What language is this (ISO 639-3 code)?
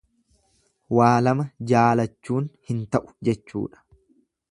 orm